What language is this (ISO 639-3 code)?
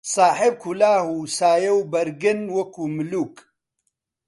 ckb